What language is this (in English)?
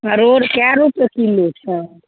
Maithili